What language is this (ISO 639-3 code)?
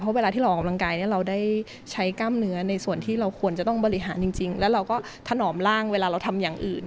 tha